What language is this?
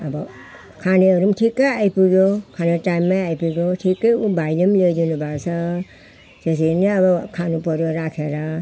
Nepali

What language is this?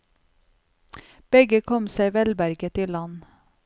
Norwegian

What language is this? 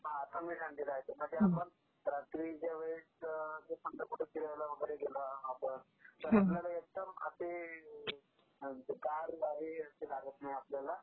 Marathi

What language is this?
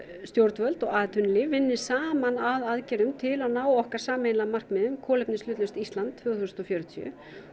Icelandic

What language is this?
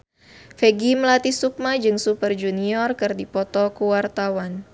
Sundanese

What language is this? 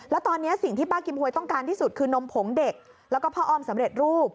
Thai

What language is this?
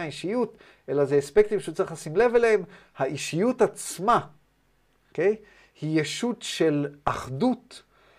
Hebrew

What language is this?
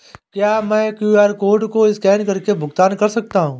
Hindi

